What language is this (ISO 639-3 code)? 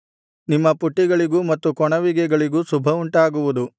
kan